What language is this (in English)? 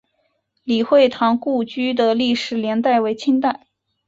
Chinese